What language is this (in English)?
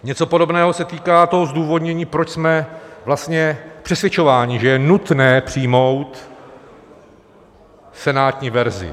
Czech